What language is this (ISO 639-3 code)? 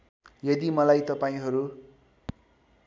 nep